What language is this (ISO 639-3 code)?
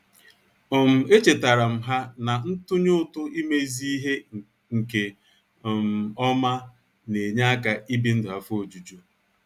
ibo